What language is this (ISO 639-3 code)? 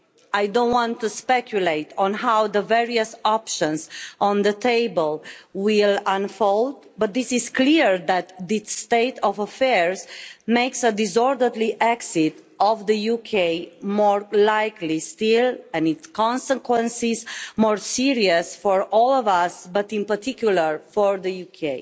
eng